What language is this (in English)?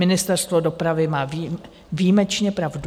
Czech